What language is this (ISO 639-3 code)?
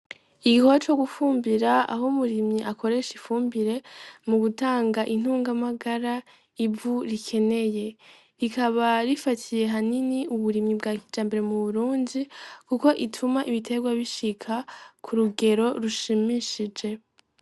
run